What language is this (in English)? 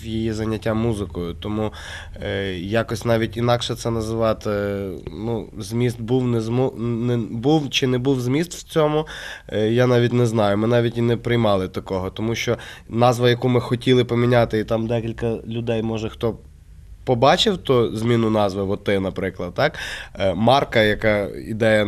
Russian